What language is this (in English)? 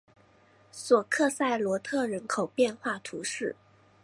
Chinese